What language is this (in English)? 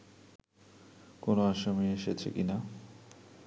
Bangla